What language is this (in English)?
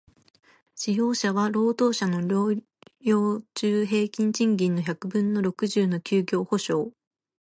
Japanese